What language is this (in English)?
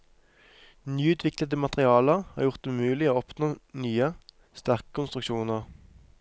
Norwegian